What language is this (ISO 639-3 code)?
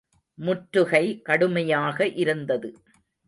tam